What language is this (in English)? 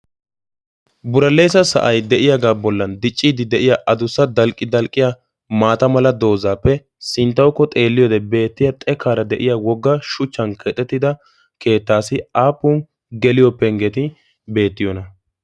Wolaytta